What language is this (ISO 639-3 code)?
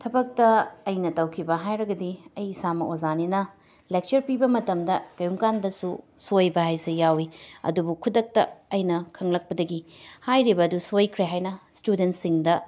mni